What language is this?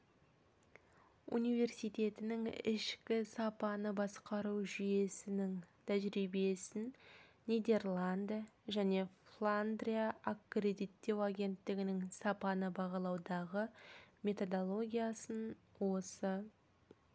Kazakh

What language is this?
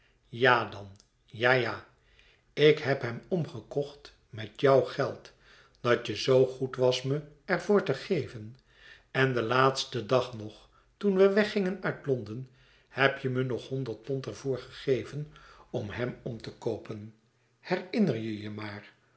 Dutch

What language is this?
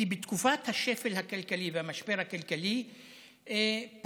Hebrew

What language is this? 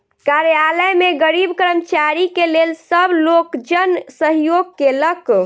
Maithili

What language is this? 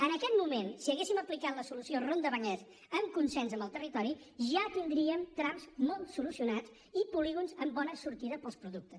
Catalan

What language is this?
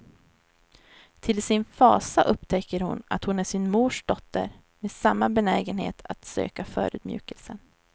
Swedish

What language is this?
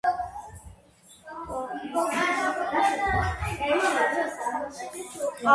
Georgian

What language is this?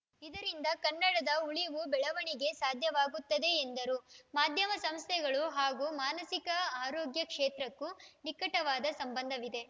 Kannada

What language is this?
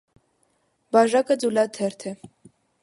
Armenian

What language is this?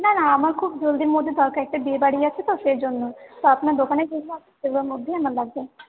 Bangla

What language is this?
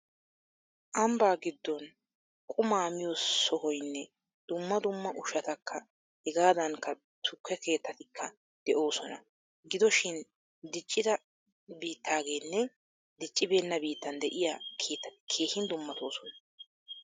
Wolaytta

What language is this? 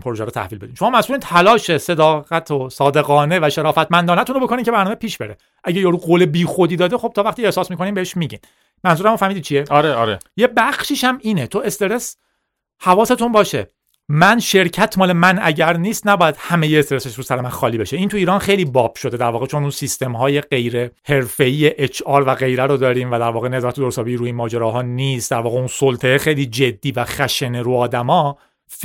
Persian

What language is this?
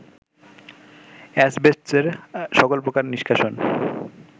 Bangla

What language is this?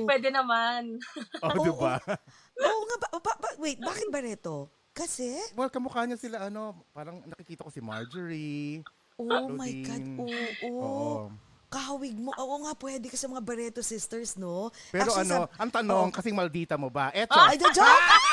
Filipino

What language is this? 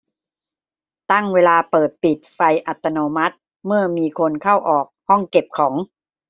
Thai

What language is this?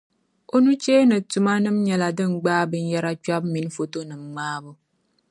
Dagbani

